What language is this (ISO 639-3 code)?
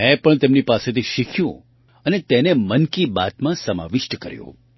guj